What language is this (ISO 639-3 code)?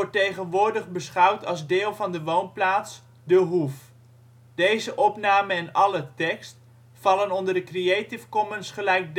nld